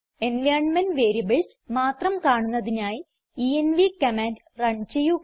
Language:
Malayalam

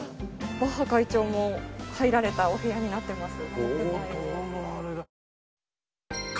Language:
Japanese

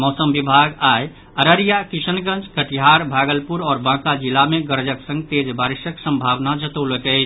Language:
Maithili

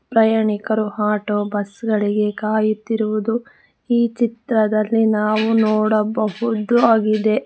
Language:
Kannada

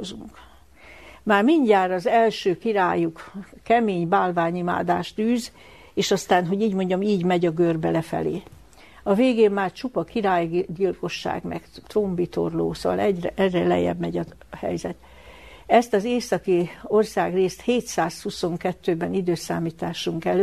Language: Hungarian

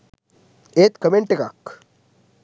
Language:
Sinhala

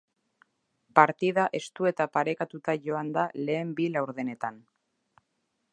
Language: Basque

